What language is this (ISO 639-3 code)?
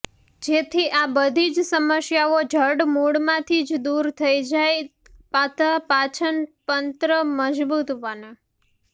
guj